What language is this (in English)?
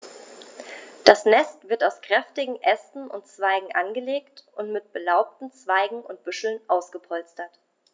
German